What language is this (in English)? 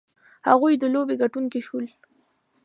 Pashto